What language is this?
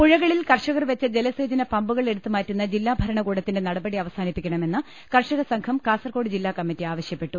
Malayalam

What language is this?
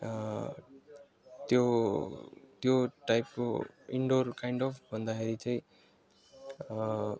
Nepali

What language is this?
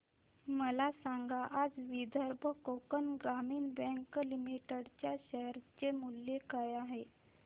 Marathi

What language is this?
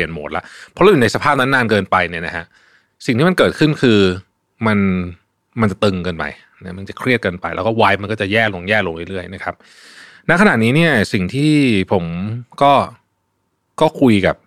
Thai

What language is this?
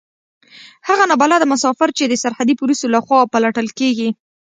Pashto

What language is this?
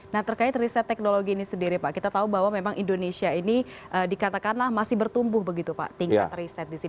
Indonesian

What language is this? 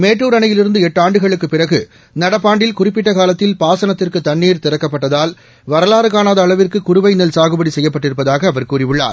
Tamil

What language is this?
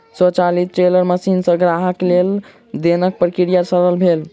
Maithili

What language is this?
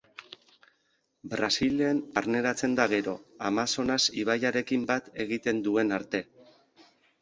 Basque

